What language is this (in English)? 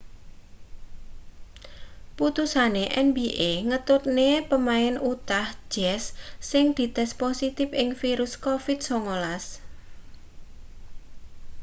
Javanese